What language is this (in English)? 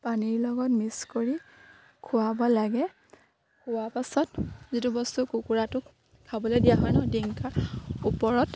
Assamese